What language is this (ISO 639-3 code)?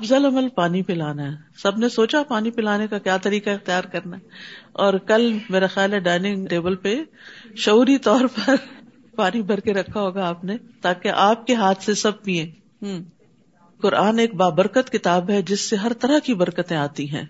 urd